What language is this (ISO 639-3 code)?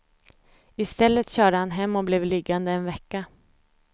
swe